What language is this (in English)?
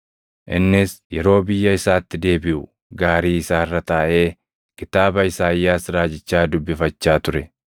Oromo